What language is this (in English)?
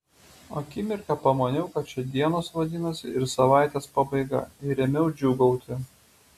Lithuanian